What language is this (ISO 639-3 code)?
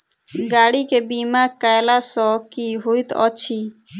mai